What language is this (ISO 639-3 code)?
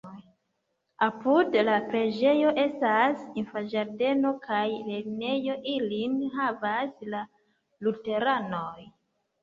epo